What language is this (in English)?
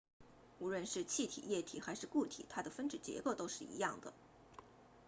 Chinese